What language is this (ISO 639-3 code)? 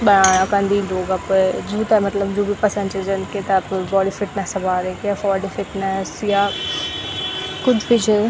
gbm